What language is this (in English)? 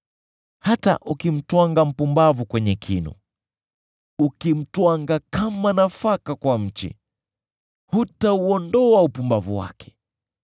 Swahili